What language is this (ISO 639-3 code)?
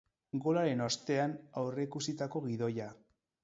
eus